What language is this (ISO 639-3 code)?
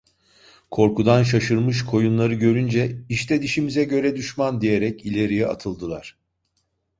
tur